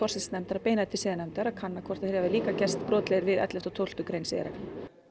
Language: Icelandic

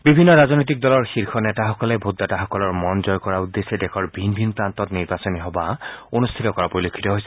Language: Assamese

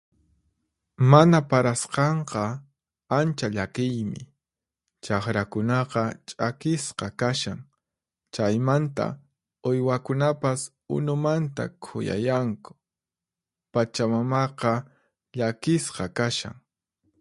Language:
Puno Quechua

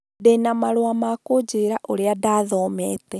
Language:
Kikuyu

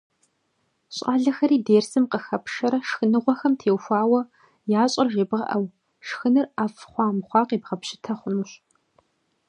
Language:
Kabardian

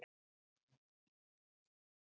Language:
Icelandic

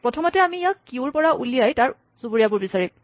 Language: Assamese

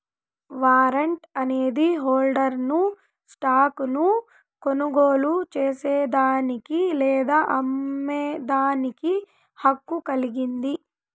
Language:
Telugu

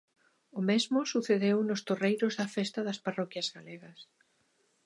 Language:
Galician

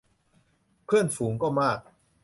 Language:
Thai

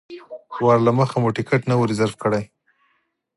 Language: Pashto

